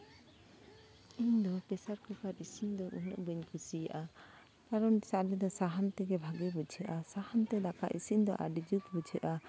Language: Santali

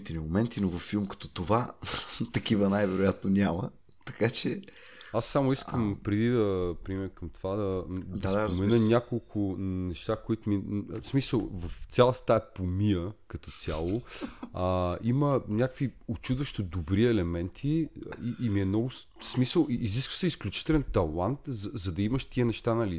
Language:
Bulgarian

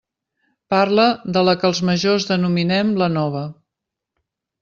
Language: Catalan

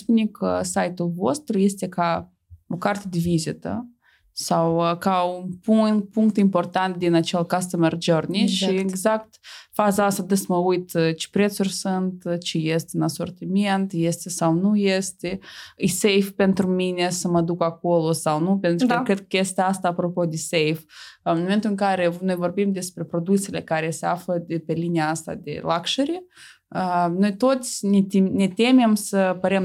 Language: Romanian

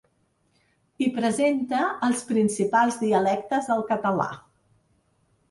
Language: Catalan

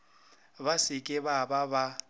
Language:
Northern Sotho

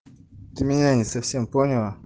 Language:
Russian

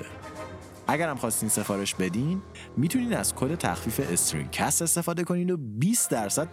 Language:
Persian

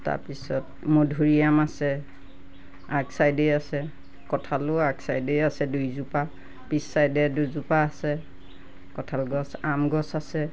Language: Assamese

